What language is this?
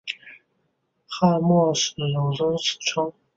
Chinese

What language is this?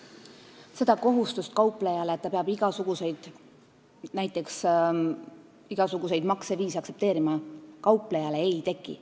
Estonian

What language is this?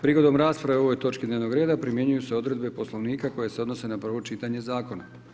Croatian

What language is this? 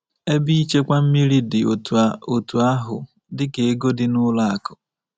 Igbo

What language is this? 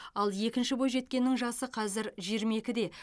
Kazakh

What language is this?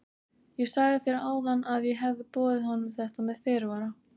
Icelandic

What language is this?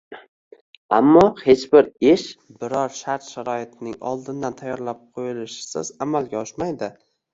Uzbek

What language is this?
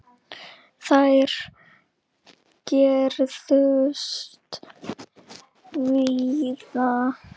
Icelandic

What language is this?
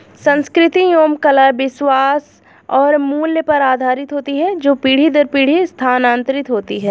Hindi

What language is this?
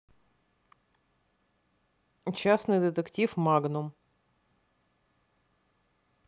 Russian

